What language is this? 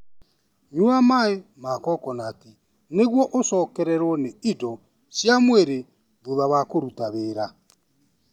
Kikuyu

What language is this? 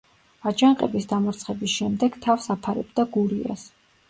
Georgian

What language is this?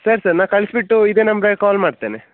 Kannada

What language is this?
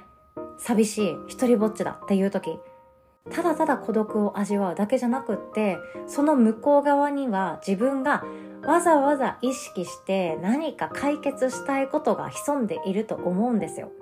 Japanese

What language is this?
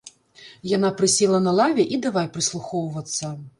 Belarusian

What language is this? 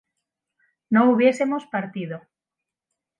Spanish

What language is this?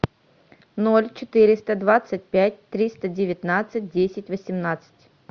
Russian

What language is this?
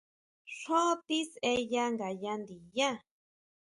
Huautla Mazatec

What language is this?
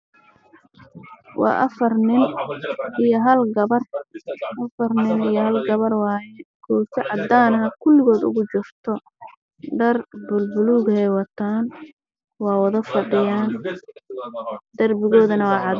Somali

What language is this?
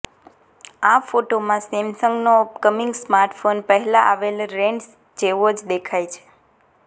Gujarati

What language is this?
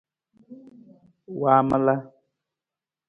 Nawdm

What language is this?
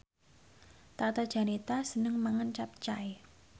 Javanese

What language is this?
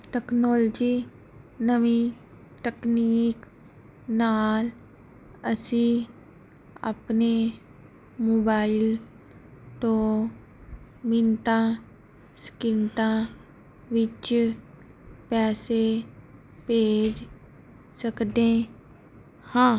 Punjabi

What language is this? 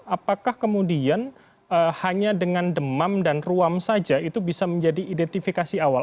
Indonesian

